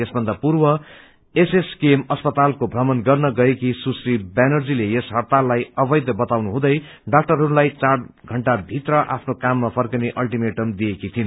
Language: Nepali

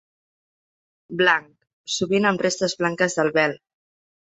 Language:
Catalan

